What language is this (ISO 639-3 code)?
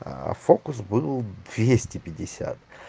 rus